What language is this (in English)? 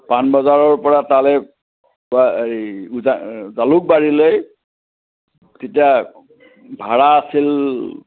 Assamese